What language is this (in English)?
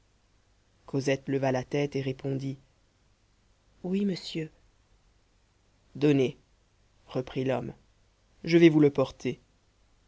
French